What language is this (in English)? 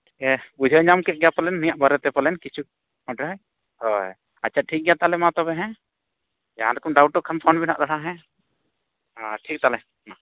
Santali